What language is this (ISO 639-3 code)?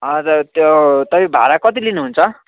nep